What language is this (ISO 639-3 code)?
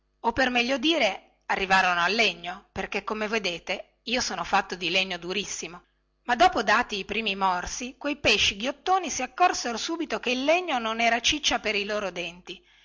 ita